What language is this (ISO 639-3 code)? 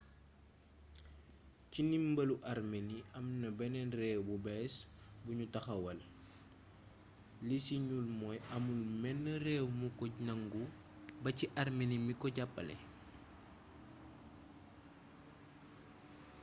wol